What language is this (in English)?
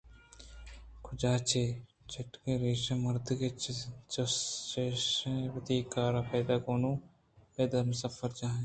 Eastern Balochi